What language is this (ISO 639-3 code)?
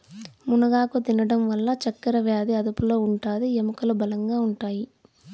tel